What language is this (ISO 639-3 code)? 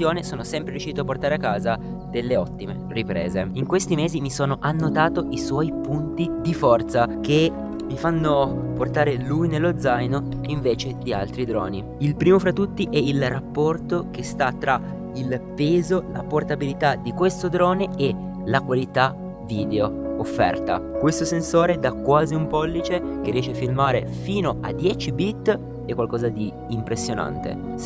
ita